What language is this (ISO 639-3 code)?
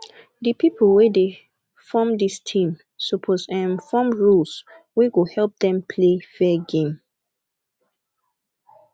pcm